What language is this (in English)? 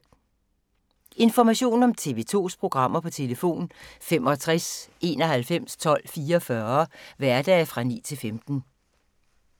Danish